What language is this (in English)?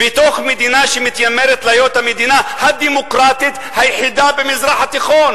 Hebrew